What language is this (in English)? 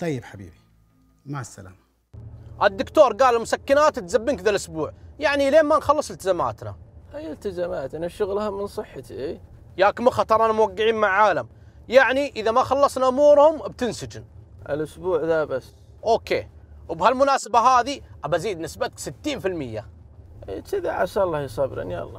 Arabic